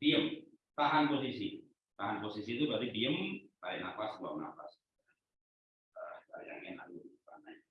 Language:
Indonesian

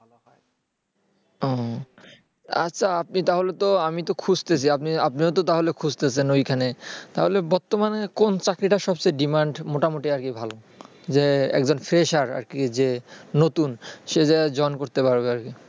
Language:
Bangla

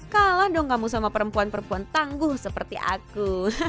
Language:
Indonesian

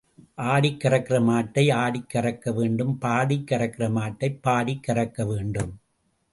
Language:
Tamil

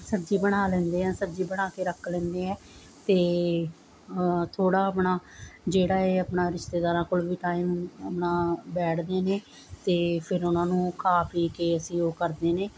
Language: Punjabi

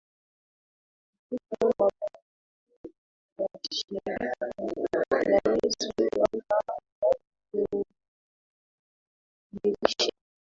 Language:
Swahili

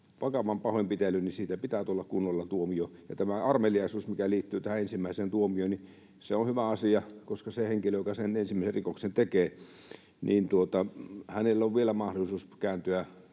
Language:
Finnish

